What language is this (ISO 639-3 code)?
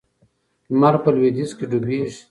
pus